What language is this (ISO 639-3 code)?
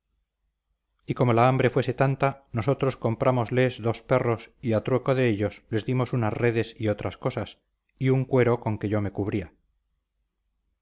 spa